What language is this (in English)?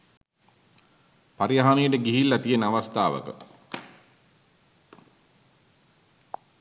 Sinhala